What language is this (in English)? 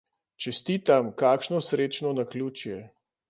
Slovenian